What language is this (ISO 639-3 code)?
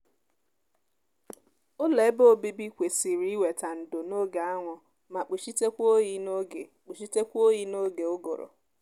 ibo